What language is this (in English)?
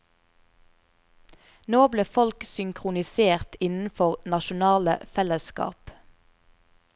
Norwegian